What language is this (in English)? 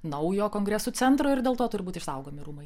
Lithuanian